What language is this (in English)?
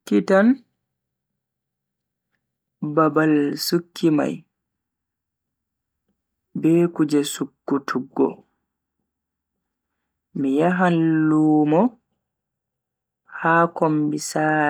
Bagirmi Fulfulde